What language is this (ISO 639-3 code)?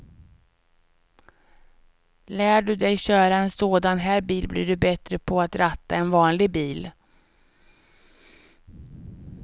swe